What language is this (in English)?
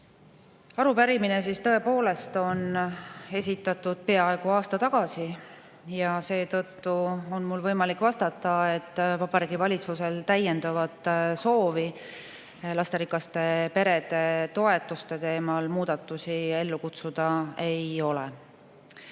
Estonian